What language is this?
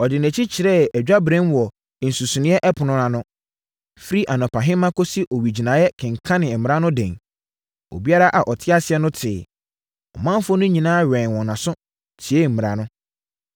Akan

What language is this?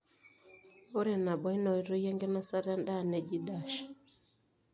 Masai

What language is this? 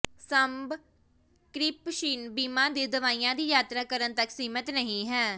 Punjabi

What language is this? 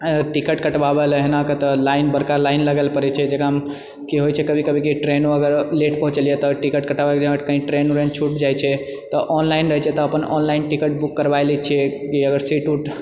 Maithili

